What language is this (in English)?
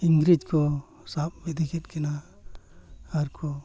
Santali